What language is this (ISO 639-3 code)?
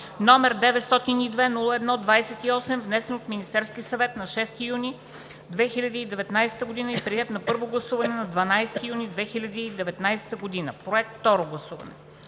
bul